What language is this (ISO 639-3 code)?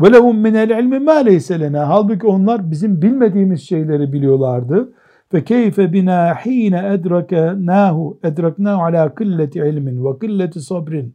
tur